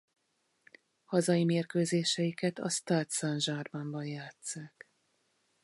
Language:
Hungarian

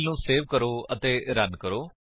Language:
Punjabi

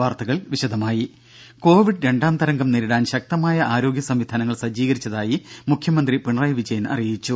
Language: Malayalam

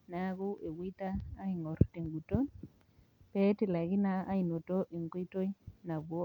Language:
Masai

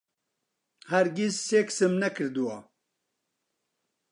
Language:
Central Kurdish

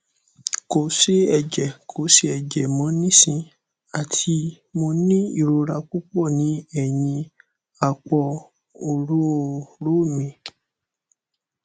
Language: Yoruba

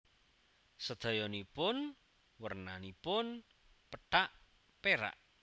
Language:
Javanese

